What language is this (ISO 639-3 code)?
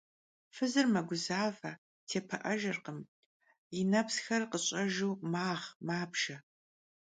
kbd